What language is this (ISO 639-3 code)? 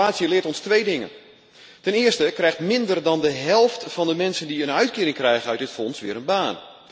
nld